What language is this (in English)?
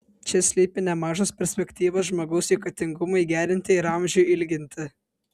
Lithuanian